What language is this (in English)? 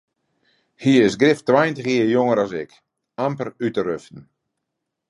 Western Frisian